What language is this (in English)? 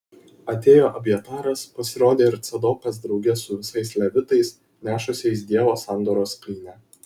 Lithuanian